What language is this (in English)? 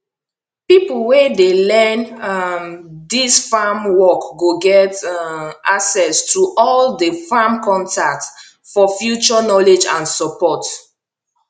Nigerian Pidgin